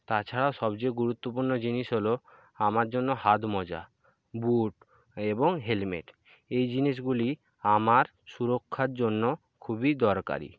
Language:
Bangla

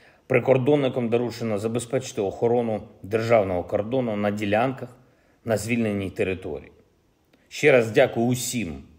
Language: Ukrainian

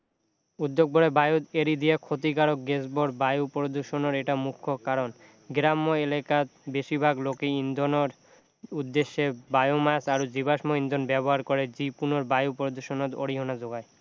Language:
Assamese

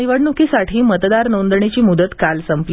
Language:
Marathi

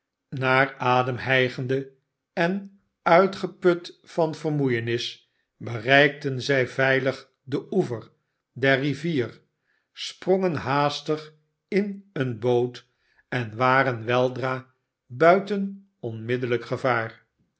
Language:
Dutch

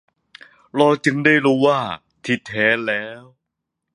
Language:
Thai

